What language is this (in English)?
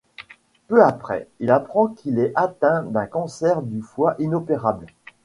French